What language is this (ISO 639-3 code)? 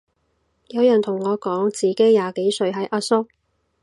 yue